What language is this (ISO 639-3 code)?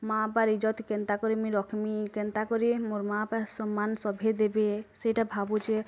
ori